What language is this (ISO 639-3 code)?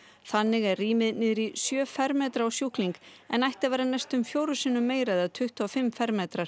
isl